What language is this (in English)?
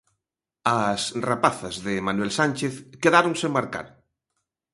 Galician